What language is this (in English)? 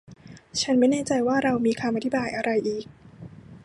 Thai